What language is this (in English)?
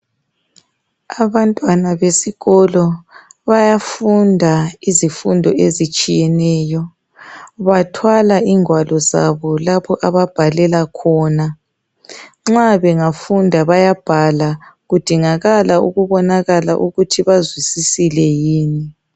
North Ndebele